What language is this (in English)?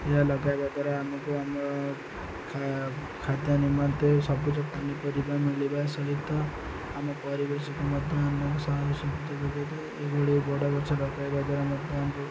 Odia